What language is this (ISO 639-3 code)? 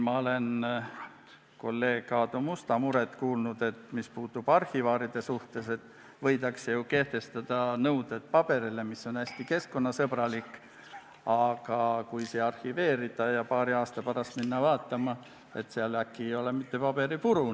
est